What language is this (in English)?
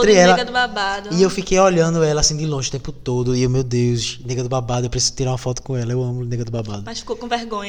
Portuguese